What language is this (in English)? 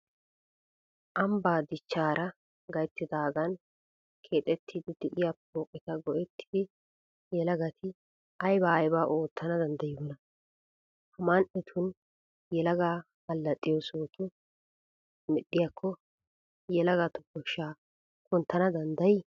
Wolaytta